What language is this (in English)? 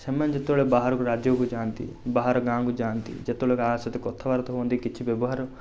Odia